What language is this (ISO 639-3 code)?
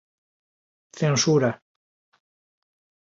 glg